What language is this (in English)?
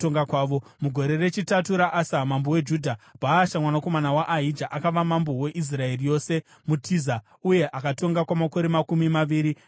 Shona